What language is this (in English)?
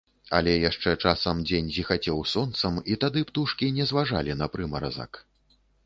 Belarusian